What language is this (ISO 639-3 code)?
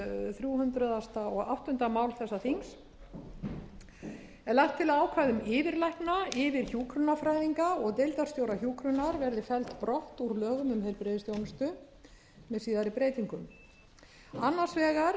isl